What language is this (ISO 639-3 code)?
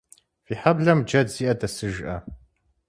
kbd